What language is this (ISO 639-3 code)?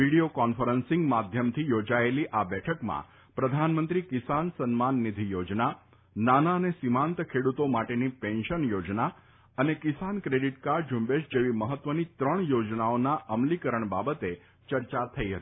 guj